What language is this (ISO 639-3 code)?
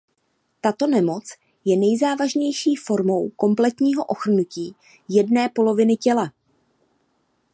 ces